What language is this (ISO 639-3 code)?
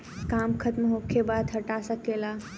bho